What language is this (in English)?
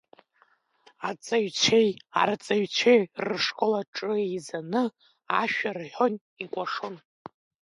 Abkhazian